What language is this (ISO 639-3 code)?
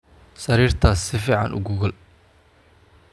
som